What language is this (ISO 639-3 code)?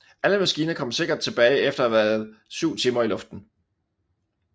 dan